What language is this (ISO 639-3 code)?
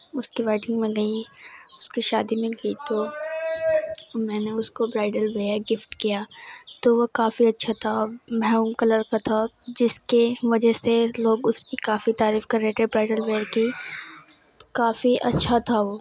urd